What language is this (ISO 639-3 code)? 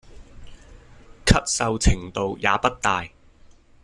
yue